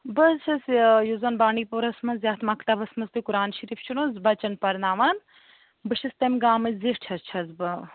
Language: Kashmiri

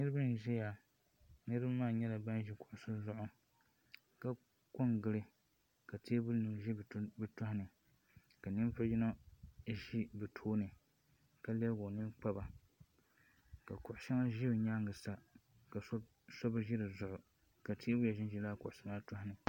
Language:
Dagbani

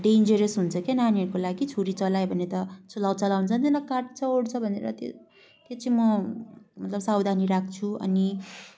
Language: Nepali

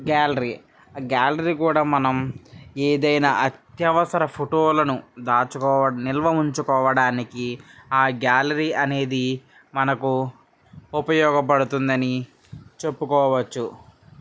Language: Telugu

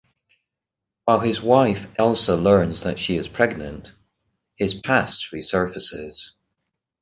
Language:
English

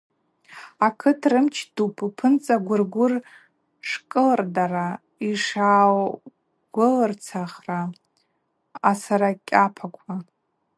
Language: Abaza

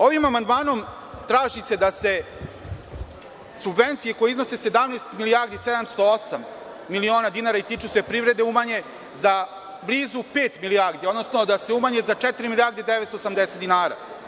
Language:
Serbian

